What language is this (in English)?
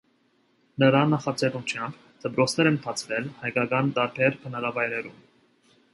Armenian